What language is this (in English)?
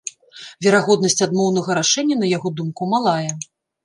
Belarusian